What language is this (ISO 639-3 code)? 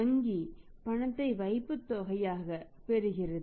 tam